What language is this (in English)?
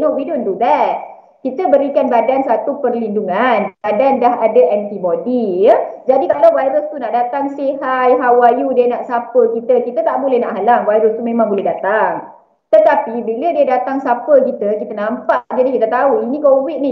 Malay